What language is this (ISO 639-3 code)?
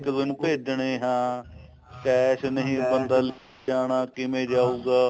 pan